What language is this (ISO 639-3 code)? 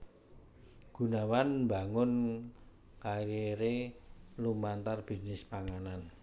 jav